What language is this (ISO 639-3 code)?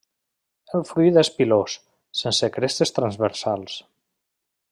cat